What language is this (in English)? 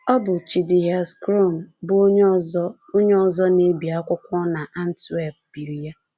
Igbo